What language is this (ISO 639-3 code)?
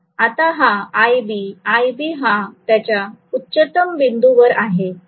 mar